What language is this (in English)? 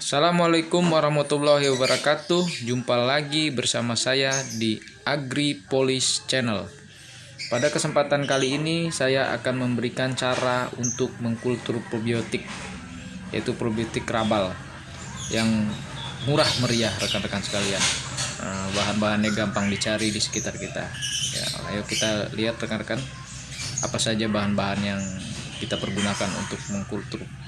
Indonesian